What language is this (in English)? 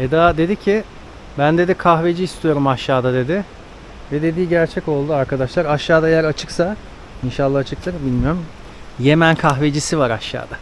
Turkish